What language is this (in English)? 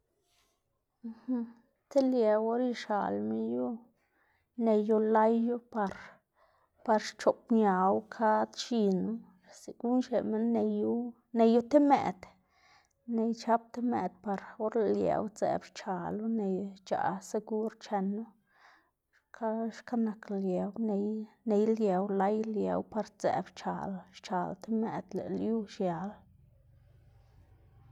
Xanaguía Zapotec